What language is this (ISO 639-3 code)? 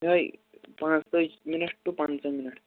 kas